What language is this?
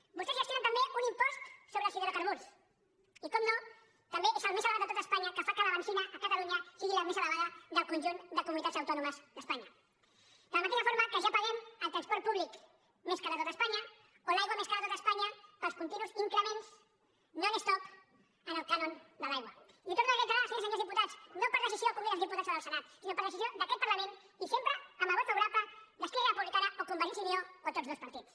Catalan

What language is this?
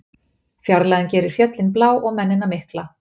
Icelandic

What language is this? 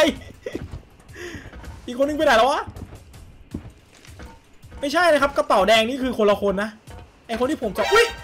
Thai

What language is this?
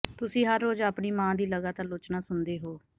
Punjabi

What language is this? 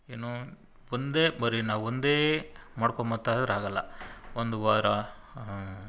Kannada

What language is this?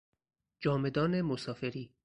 Persian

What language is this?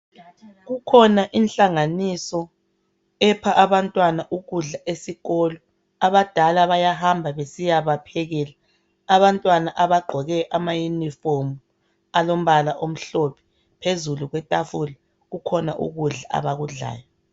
North Ndebele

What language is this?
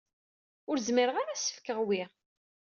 Kabyle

